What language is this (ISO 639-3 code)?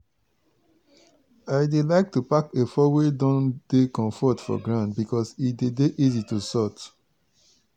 pcm